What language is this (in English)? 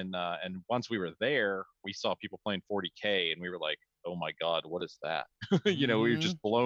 English